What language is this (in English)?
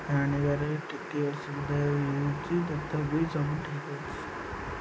Odia